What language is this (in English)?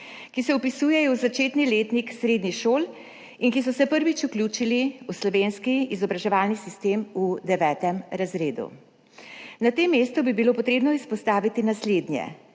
Slovenian